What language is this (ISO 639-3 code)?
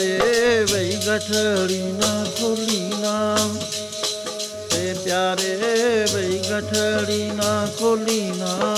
pan